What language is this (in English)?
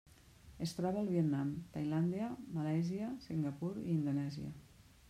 Catalan